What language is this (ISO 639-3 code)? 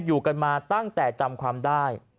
tha